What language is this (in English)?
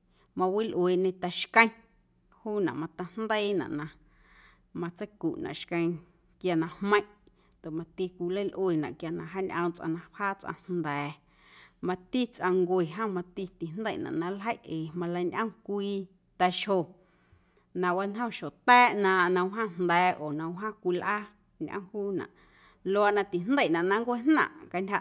Guerrero Amuzgo